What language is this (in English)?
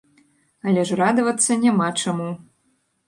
Belarusian